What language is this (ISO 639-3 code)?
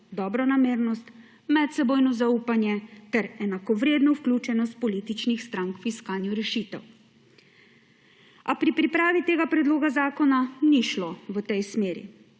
slv